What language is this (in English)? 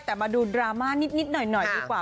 Thai